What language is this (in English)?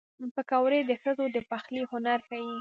Pashto